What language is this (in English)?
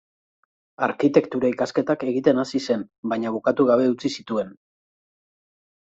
Basque